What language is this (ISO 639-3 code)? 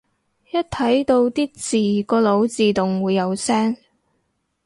yue